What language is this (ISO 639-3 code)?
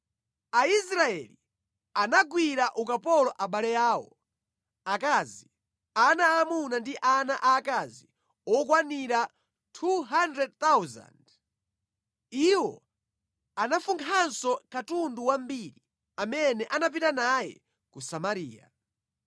nya